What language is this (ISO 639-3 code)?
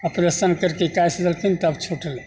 mai